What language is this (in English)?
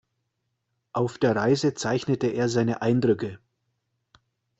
German